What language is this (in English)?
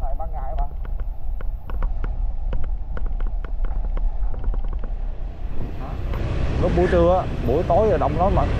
Vietnamese